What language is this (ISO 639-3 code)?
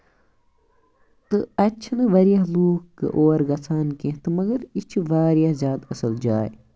kas